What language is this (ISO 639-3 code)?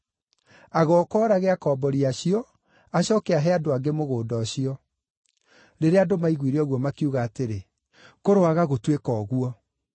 kik